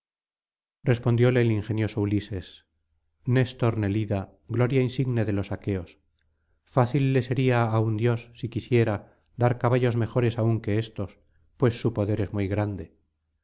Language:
Spanish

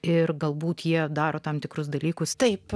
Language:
Lithuanian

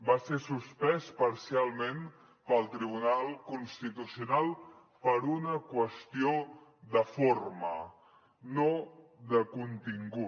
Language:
Catalan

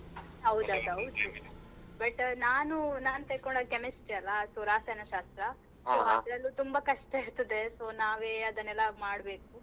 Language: Kannada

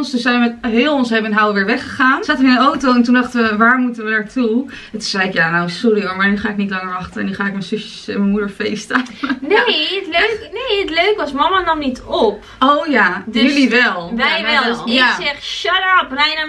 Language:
Dutch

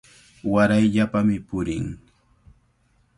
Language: Cajatambo North Lima Quechua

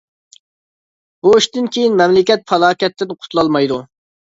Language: Uyghur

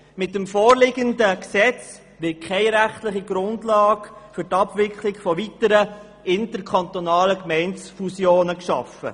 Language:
Swiss German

